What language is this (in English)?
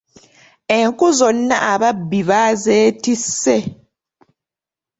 Ganda